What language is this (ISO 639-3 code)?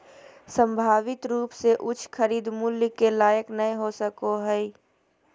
mag